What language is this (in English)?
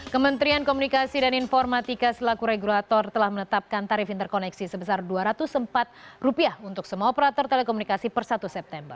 Indonesian